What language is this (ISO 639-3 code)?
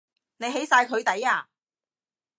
yue